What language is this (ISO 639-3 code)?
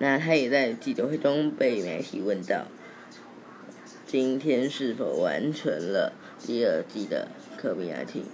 zho